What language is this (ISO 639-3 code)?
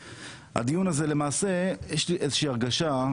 heb